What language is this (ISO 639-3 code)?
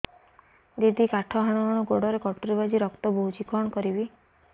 ori